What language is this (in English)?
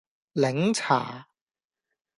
Cantonese